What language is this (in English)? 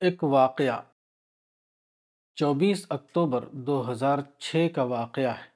Urdu